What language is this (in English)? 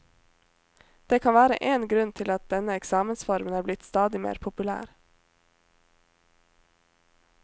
Norwegian